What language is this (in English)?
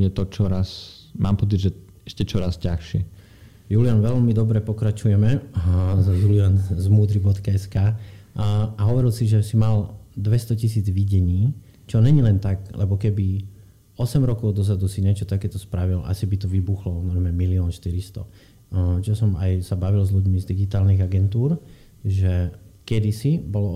Slovak